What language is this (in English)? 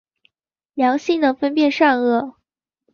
Chinese